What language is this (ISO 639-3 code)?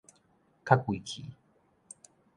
nan